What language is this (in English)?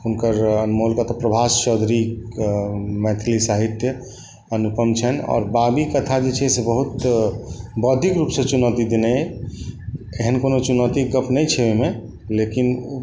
Maithili